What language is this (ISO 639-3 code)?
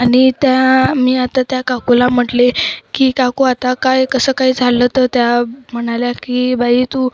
mar